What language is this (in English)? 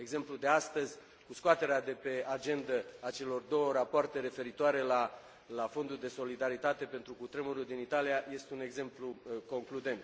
Romanian